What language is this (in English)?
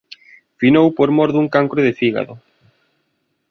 Galician